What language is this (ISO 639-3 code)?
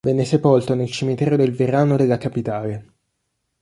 ita